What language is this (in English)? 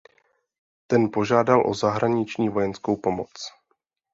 Czech